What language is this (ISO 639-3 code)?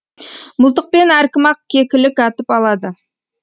kaz